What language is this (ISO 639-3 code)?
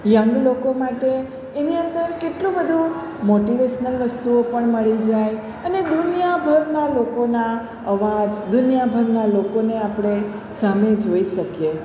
guj